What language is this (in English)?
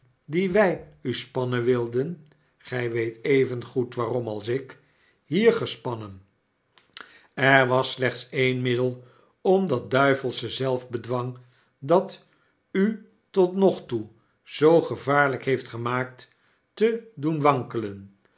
Dutch